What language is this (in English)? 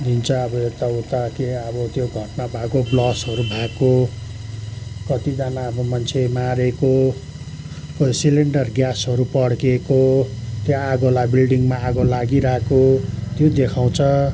Nepali